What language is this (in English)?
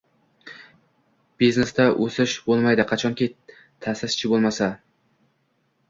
Uzbek